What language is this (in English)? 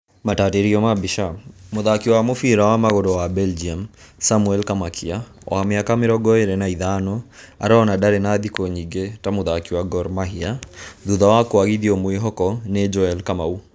Kikuyu